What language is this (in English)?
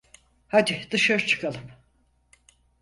Turkish